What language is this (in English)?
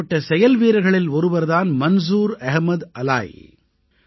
Tamil